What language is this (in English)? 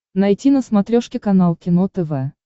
Russian